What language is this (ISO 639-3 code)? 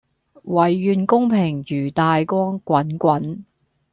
yue